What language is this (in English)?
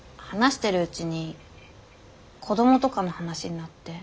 Japanese